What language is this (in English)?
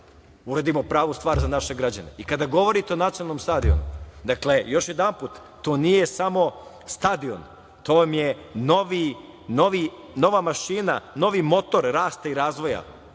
Serbian